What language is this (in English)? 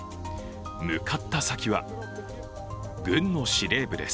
Japanese